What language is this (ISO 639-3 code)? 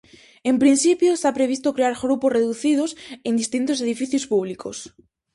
glg